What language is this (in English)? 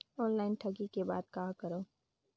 Chhattisgarhi